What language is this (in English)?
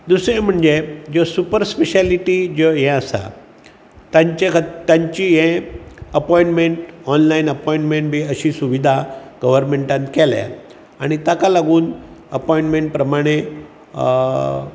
Konkani